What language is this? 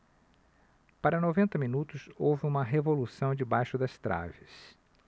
Portuguese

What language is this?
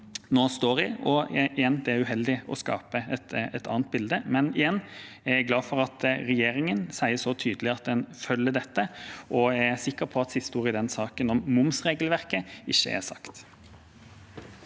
Norwegian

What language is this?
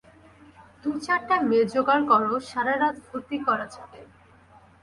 Bangla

